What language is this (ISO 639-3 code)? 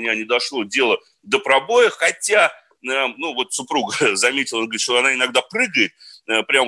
rus